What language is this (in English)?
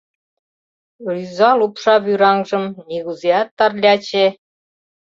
Mari